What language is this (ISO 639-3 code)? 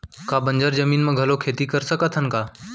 hne